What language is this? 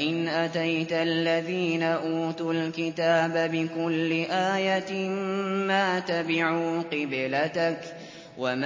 Arabic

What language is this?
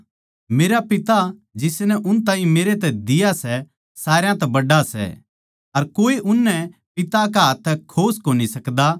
Haryanvi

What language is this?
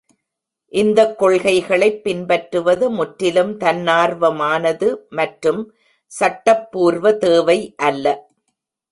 Tamil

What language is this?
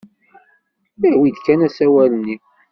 Kabyle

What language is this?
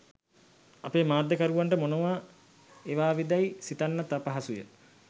Sinhala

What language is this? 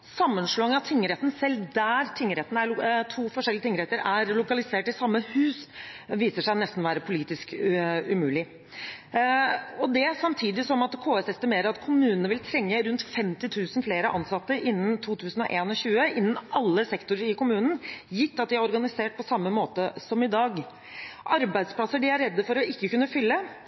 Norwegian Bokmål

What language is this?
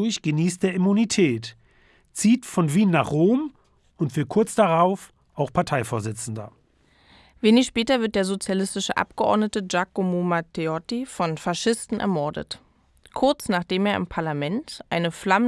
German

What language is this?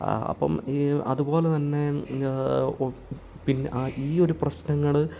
Malayalam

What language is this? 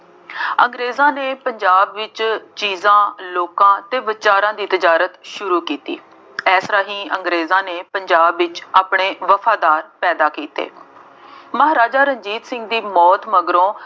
Punjabi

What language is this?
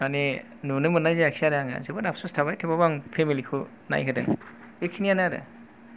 Bodo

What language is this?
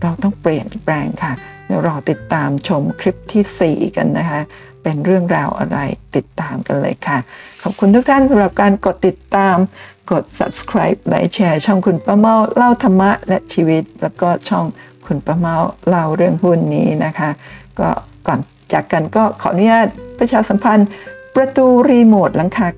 Thai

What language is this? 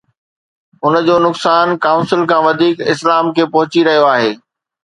Sindhi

